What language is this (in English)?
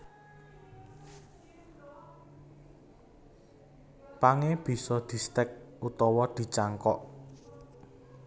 Javanese